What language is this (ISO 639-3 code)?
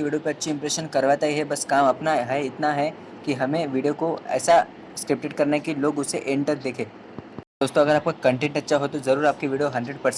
hin